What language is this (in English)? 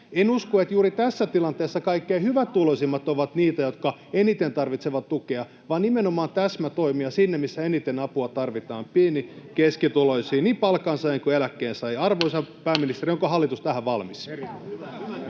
Finnish